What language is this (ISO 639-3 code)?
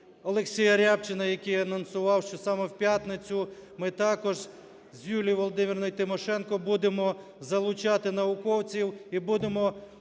ukr